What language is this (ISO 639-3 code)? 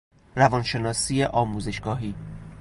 fas